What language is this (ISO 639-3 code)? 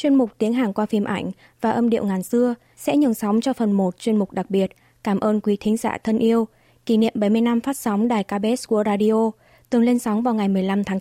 vie